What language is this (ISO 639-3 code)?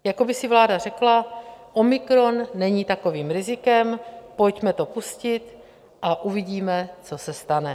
ces